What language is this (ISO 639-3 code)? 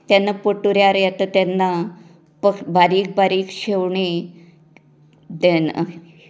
kok